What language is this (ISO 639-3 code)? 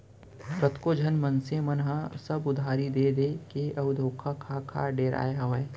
hne